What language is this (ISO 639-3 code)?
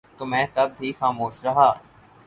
urd